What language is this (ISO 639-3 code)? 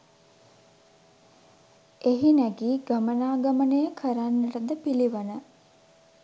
sin